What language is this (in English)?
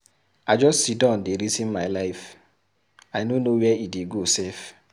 Nigerian Pidgin